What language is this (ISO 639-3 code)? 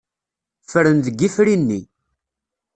kab